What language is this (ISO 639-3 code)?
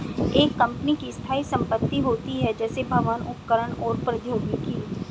hin